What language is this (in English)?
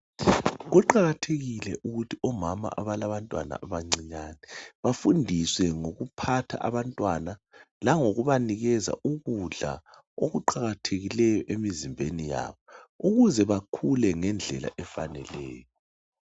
North Ndebele